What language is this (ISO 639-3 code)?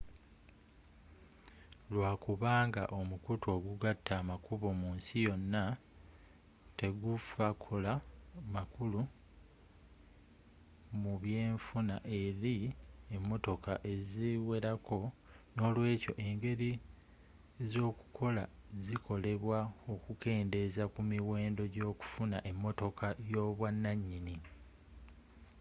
lug